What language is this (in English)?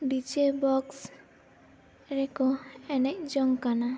Santali